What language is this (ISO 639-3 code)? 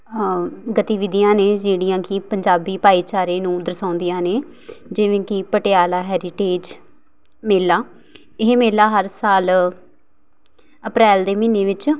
pan